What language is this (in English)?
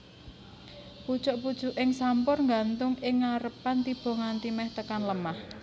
Javanese